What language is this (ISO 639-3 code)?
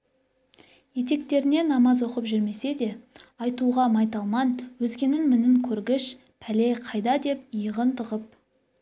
kaz